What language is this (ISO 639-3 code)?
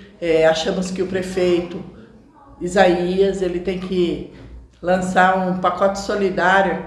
por